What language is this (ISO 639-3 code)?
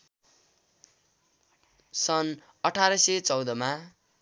nep